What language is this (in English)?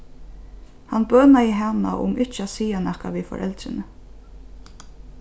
Faroese